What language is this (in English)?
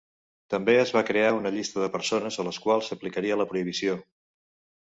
Catalan